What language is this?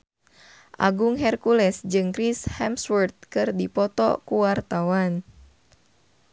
Sundanese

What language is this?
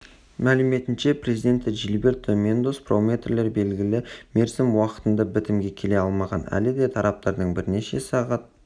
Kazakh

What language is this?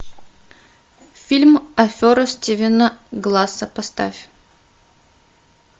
Russian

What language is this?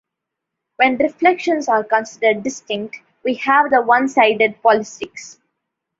English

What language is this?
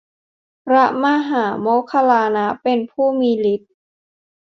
Thai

